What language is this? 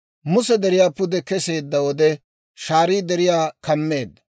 Dawro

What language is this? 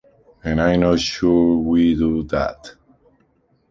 English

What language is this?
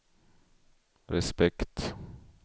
Swedish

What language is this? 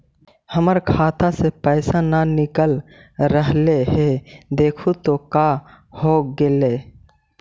Magahi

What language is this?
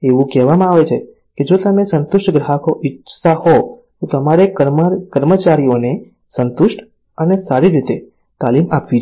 Gujarati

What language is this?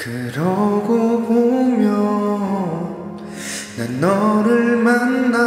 Korean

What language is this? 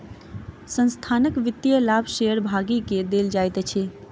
Maithili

